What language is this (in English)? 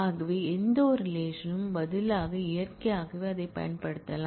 Tamil